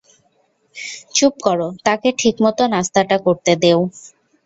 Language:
Bangla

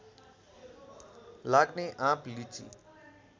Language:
Nepali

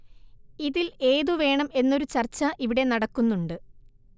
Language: Malayalam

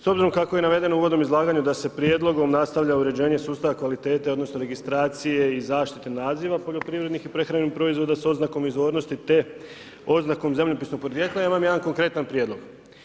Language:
Croatian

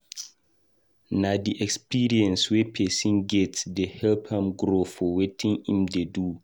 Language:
Nigerian Pidgin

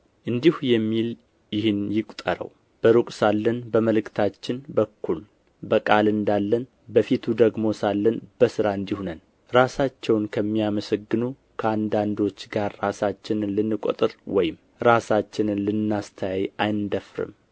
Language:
Amharic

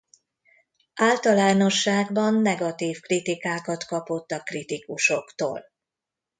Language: Hungarian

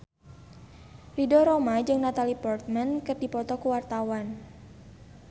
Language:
Sundanese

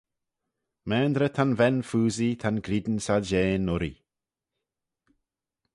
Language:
Manx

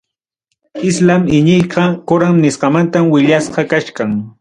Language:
Ayacucho Quechua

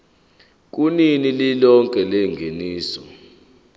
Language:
Zulu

